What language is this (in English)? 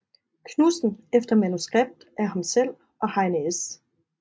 Danish